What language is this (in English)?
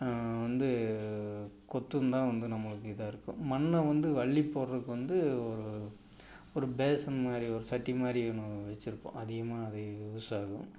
Tamil